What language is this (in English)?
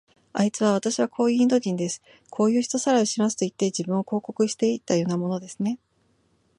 Japanese